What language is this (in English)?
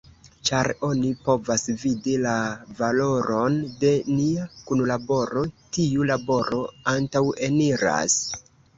Esperanto